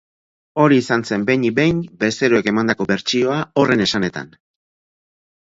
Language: Basque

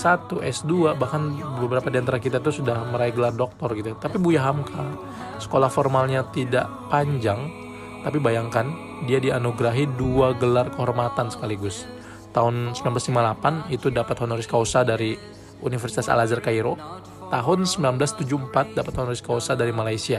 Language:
Indonesian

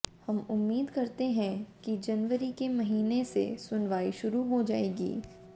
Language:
Hindi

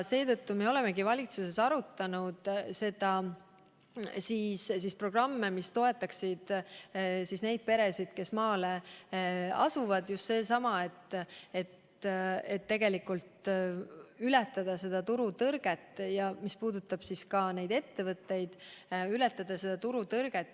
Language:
Estonian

